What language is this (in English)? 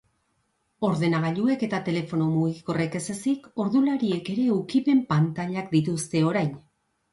Basque